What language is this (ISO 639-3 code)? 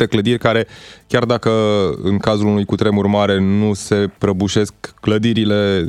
ron